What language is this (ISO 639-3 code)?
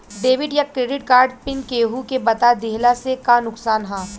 bho